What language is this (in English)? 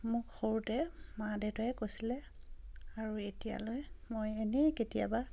Assamese